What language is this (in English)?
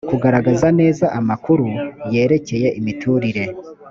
Kinyarwanda